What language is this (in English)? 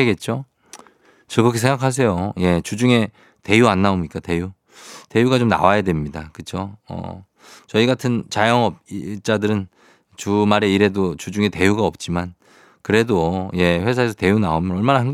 Korean